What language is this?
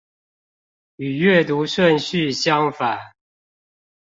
Chinese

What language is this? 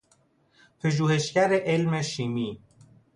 Persian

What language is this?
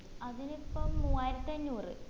Malayalam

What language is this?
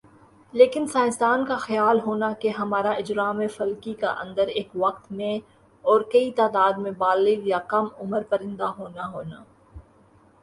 Urdu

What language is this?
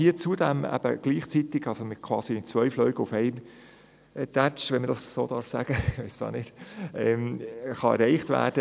Swiss German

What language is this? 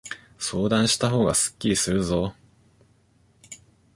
Japanese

